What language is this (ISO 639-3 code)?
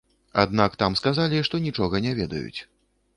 bel